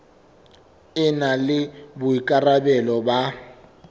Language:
Southern Sotho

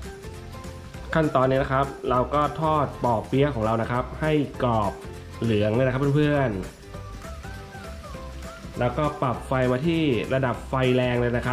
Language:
Thai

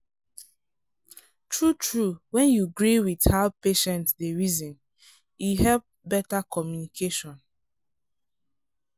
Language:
Nigerian Pidgin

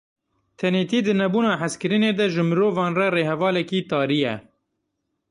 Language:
Kurdish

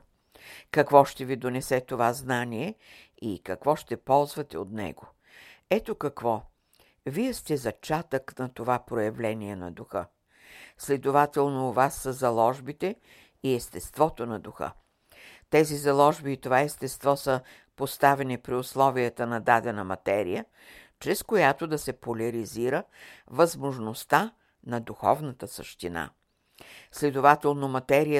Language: Bulgarian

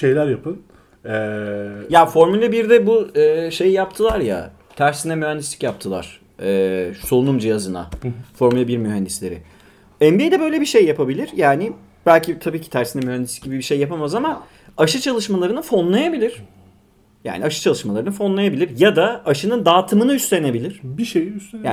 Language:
Turkish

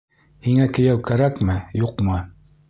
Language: Bashkir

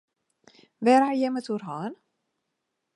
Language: Western Frisian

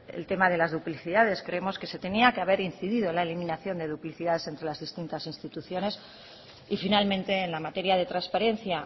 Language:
Spanish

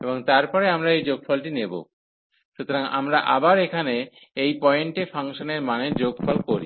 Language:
Bangla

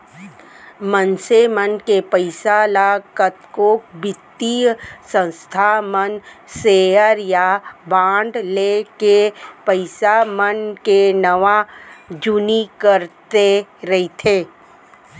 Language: Chhattisgarhi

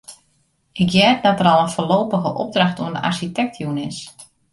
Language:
Western Frisian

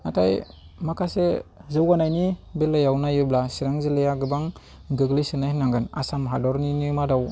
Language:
Bodo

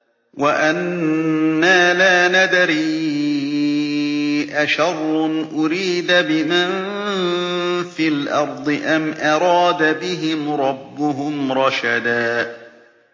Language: Arabic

